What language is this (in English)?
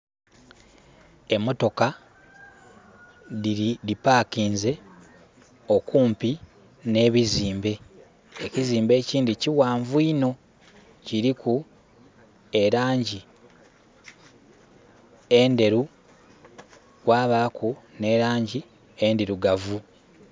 Soga